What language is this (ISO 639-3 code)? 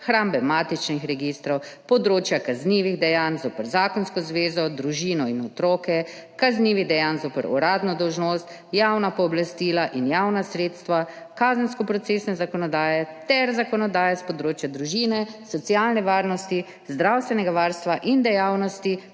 slv